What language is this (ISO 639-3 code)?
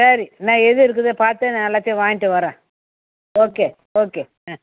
tam